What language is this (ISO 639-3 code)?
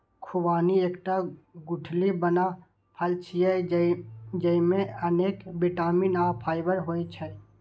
mai